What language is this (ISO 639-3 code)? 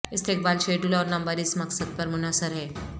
urd